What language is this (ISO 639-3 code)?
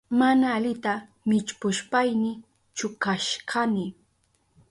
qup